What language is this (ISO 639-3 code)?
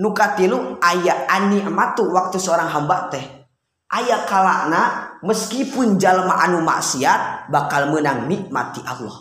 ind